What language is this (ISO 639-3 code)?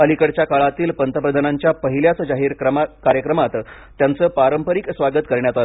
mar